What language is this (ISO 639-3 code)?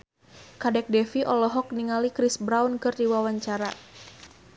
sun